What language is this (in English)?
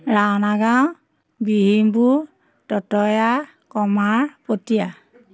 Assamese